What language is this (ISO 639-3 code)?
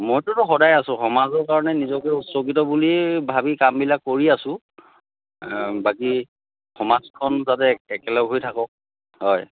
asm